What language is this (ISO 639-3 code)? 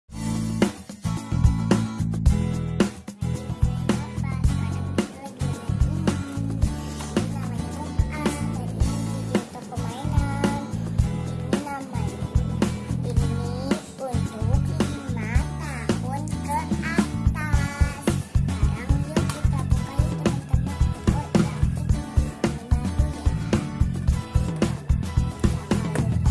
ind